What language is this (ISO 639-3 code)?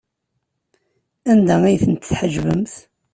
kab